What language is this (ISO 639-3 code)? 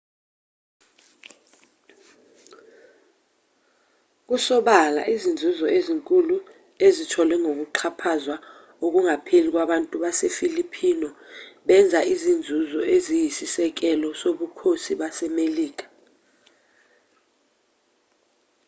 zul